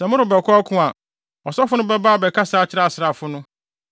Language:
Akan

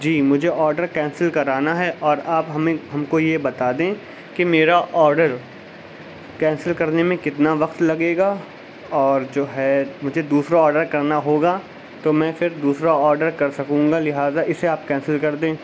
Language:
Urdu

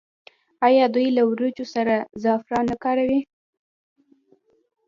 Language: Pashto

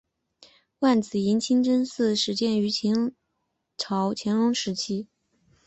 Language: Chinese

